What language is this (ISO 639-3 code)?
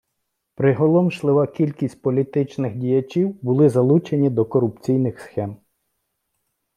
ukr